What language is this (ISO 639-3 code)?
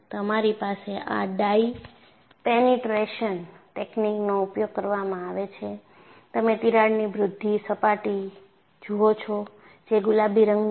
guj